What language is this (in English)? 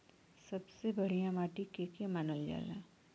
Bhojpuri